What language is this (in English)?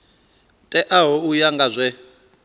Venda